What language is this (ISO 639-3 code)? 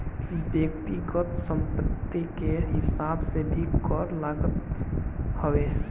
bho